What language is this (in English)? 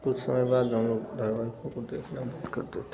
Hindi